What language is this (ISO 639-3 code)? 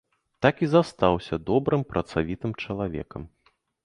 bel